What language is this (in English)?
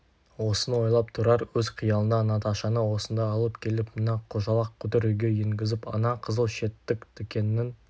Kazakh